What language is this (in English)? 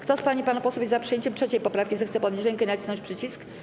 Polish